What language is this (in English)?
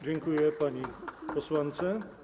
Polish